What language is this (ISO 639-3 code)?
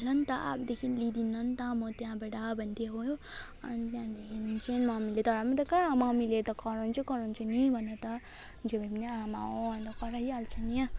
nep